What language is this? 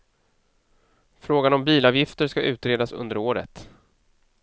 Swedish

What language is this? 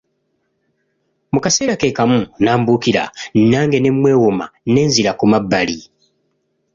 Ganda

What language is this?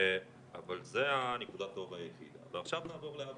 Hebrew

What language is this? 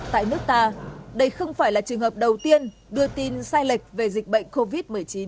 Vietnamese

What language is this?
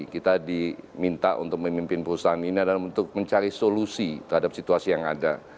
Indonesian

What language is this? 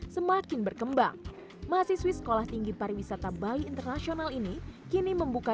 Indonesian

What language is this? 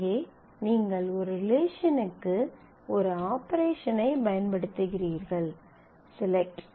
Tamil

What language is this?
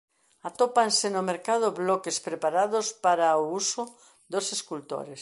Galician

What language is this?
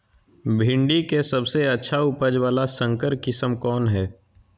Magahi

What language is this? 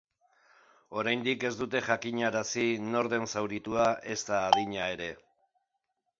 Basque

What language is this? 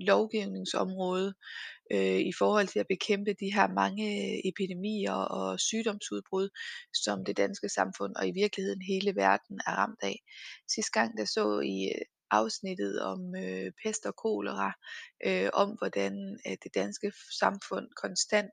Danish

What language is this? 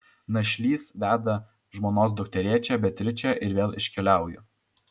Lithuanian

